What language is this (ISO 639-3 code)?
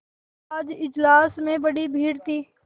hin